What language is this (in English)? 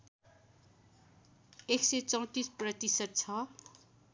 Nepali